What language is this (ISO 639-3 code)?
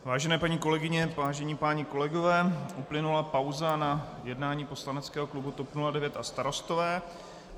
ces